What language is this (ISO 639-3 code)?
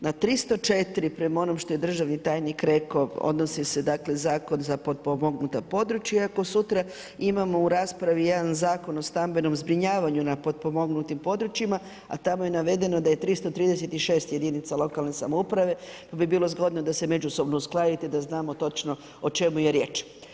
hrv